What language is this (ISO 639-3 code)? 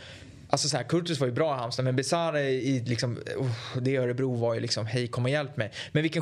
swe